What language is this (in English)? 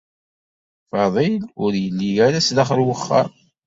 Kabyle